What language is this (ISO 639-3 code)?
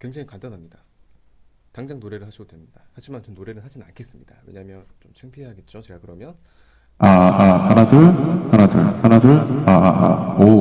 kor